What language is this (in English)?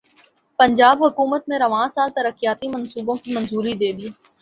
Urdu